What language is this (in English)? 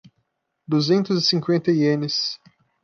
Portuguese